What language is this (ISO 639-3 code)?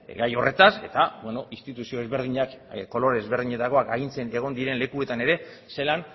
eus